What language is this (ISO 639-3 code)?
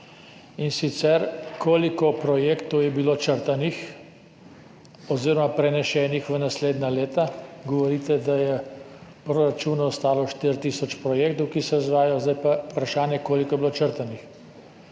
slv